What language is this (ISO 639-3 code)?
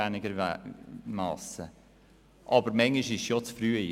gsw